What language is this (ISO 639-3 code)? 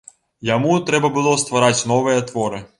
bel